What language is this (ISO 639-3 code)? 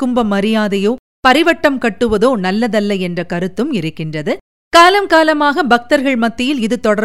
tam